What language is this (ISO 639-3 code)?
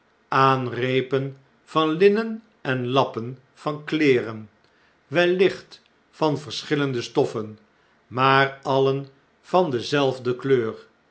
nld